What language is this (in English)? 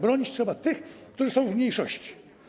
Polish